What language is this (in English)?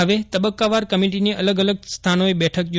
Gujarati